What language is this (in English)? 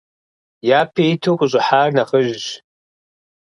Kabardian